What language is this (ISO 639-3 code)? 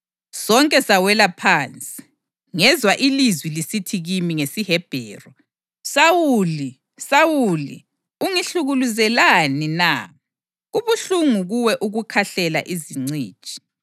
nde